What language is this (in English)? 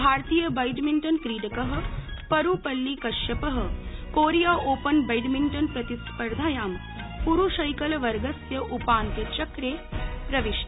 Sanskrit